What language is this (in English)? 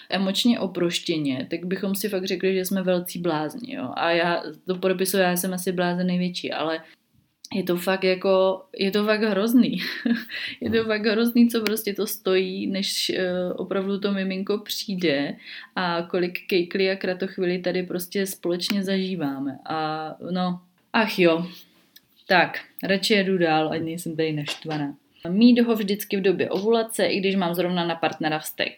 Czech